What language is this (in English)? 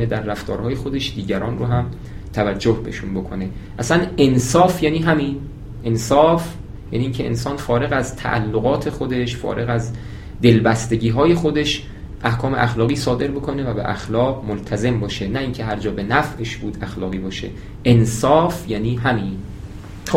Persian